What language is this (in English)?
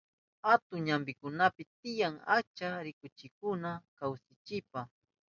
Southern Pastaza Quechua